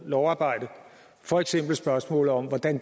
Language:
Danish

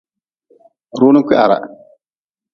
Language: Nawdm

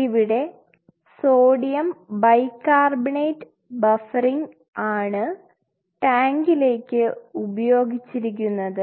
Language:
Malayalam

